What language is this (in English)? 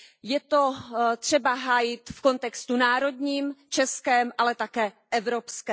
Czech